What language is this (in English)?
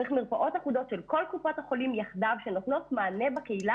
Hebrew